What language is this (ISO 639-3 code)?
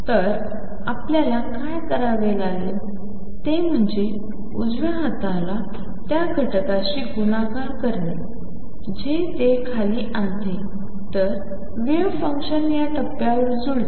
mar